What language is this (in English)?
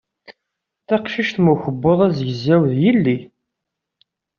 Kabyle